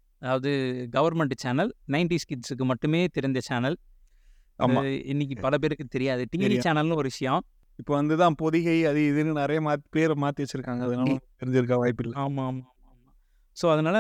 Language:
Tamil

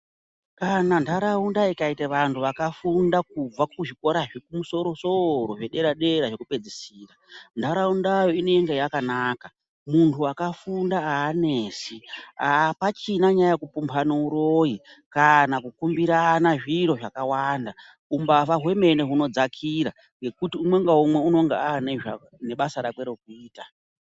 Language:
Ndau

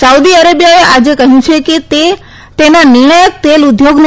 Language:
Gujarati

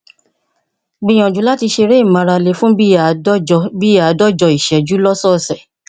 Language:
Yoruba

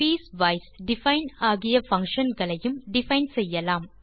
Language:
Tamil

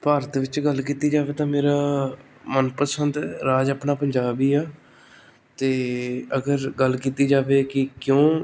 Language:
Punjabi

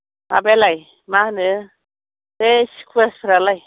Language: Bodo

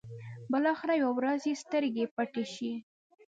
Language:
Pashto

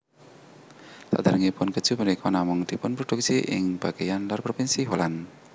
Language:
Javanese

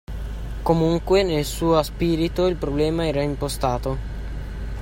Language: Italian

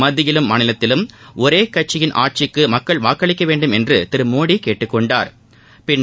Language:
Tamil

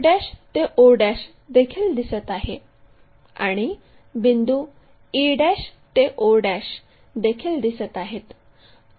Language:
Marathi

